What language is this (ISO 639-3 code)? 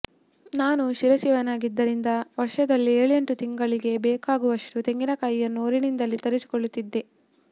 kan